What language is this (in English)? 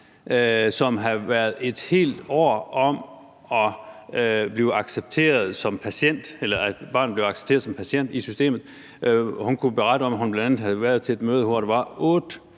Danish